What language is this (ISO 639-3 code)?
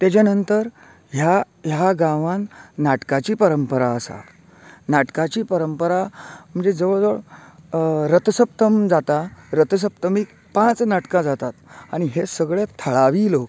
kok